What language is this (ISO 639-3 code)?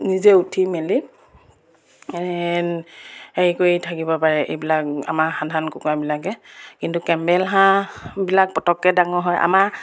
asm